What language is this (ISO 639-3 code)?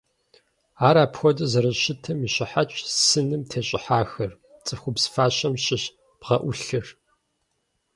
kbd